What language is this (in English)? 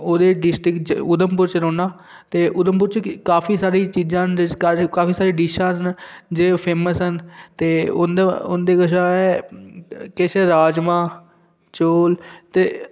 Dogri